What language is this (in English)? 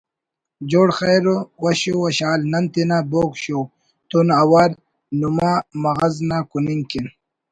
Brahui